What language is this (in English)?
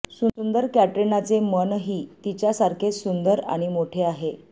Marathi